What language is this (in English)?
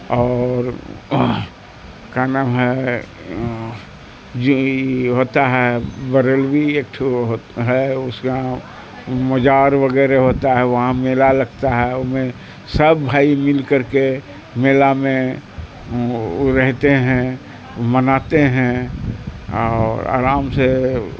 Urdu